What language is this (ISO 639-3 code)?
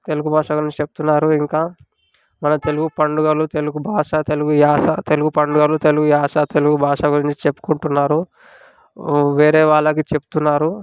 tel